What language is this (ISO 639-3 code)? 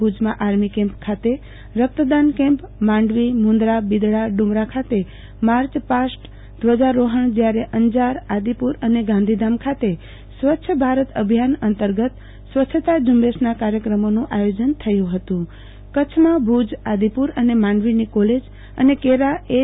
guj